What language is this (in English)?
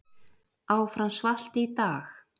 Icelandic